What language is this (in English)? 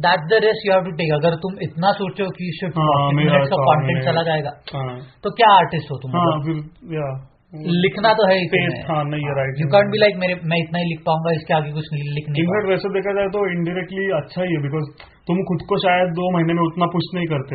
Hindi